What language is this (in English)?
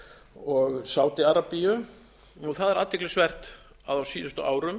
Icelandic